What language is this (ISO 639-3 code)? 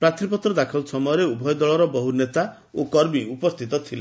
ori